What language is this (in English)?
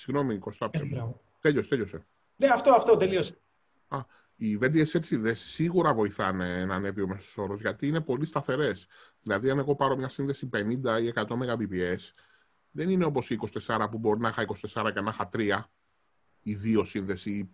Greek